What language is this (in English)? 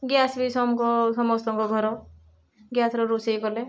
Odia